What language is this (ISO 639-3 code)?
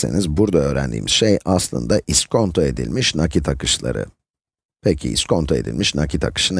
tur